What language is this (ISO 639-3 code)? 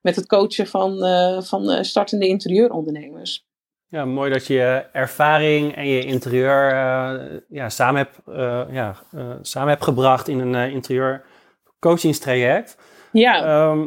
nld